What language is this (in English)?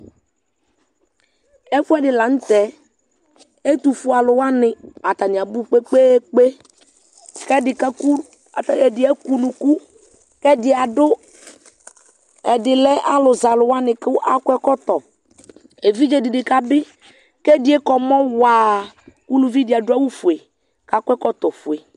Ikposo